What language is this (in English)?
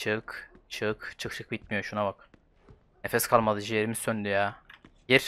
Turkish